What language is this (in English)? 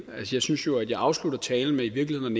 Danish